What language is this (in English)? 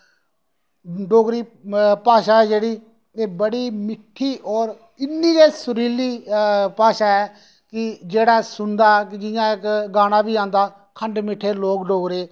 Dogri